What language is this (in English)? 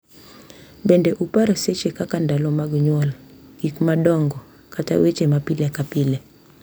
Luo (Kenya and Tanzania)